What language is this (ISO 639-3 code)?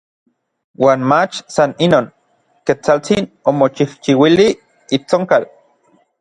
nlv